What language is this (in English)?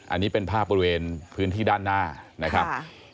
Thai